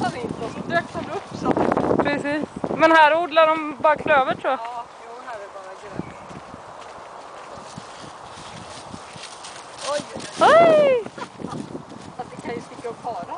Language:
Swedish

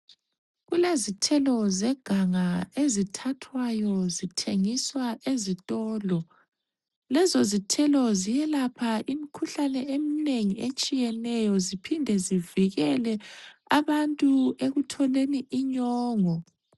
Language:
North Ndebele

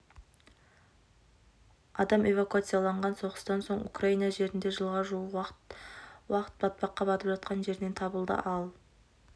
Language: Kazakh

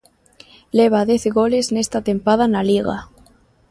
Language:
Galician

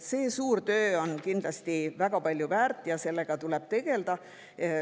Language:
Estonian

